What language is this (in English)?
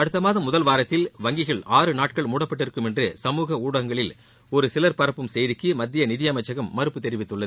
Tamil